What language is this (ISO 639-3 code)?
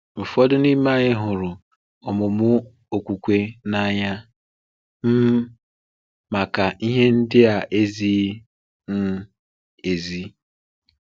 ibo